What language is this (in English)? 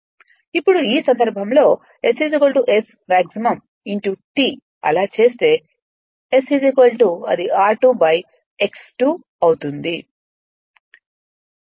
Telugu